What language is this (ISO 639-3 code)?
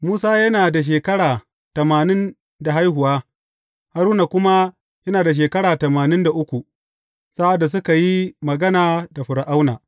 hau